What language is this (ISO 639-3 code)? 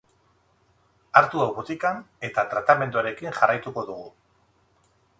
eus